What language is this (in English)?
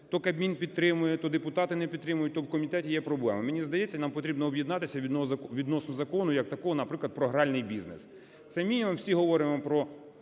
Ukrainian